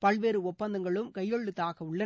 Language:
Tamil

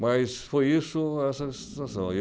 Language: Portuguese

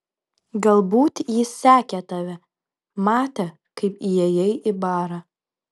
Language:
Lithuanian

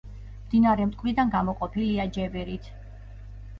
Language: Georgian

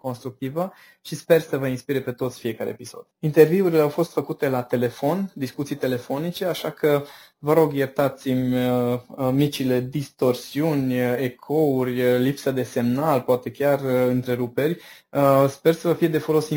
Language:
Romanian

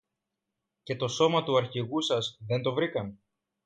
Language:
Greek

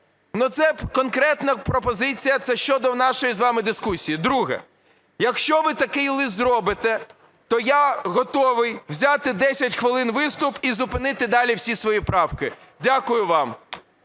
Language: Ukrainian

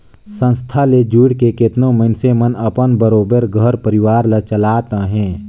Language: Chhattisgarhi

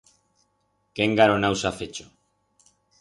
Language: Aragonese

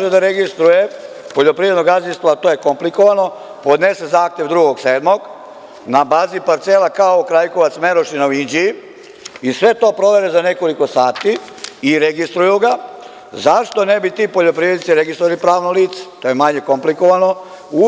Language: Serbian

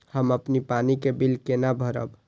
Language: Maithili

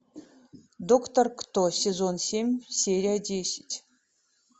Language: Russian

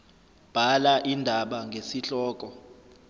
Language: Zulu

